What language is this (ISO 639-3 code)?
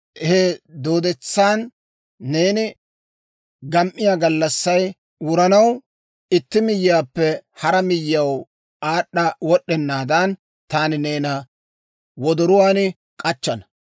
dwr